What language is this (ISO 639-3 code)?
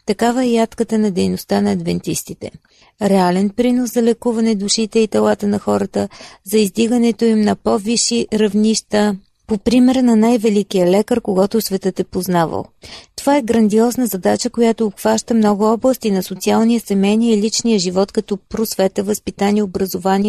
bul